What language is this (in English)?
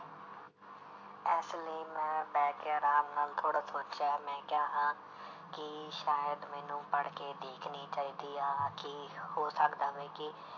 Punjabi